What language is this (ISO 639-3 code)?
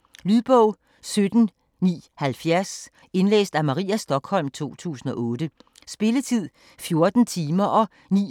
dan